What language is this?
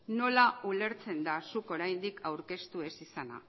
Basque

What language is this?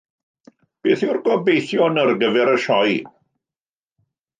Welsh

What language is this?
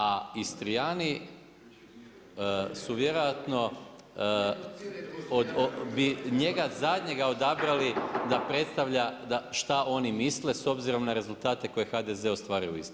Croatian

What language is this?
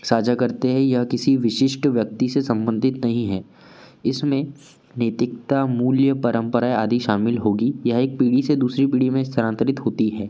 Hindi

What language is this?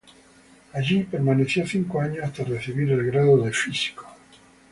Spanish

